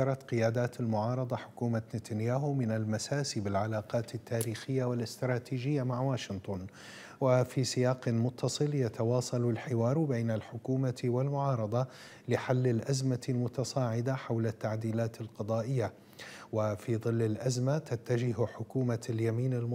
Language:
Arabic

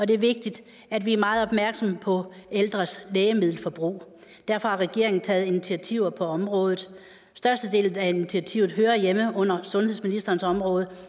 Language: Danish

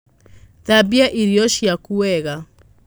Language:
Kikuyu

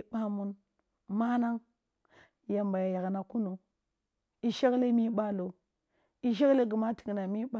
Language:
Kulung (Nigeria)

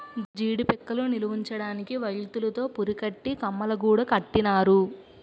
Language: Telugu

